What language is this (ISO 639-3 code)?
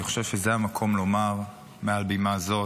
heb